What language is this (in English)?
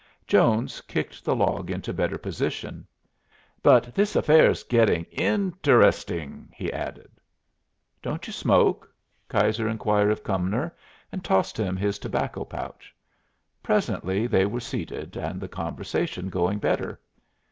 English